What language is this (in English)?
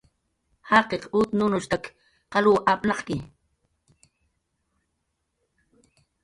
Jaqaru